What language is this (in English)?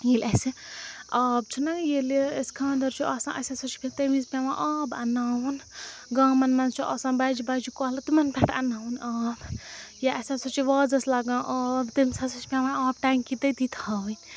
Kashmiri